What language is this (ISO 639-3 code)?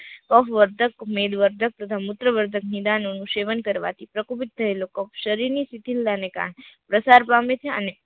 guj